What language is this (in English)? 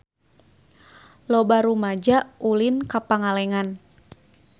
Sundanese